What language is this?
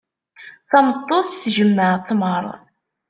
Kabyle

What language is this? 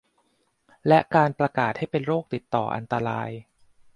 Thai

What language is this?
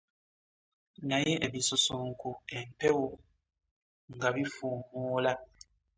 Ganda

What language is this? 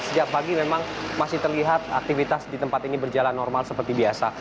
Indonesian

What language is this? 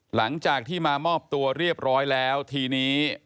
Thai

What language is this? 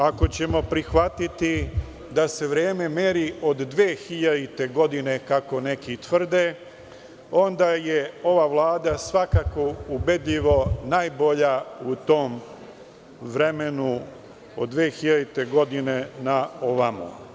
Serbian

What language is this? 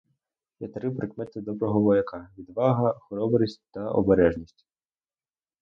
Ukrainian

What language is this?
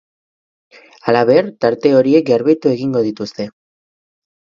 Basque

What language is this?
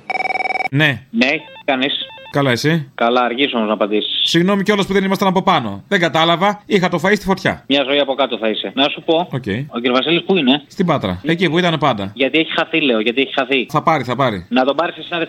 Greek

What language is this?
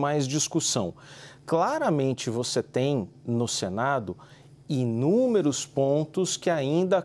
Portuguese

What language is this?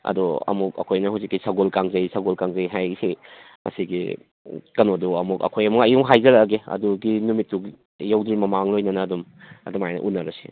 Manipuri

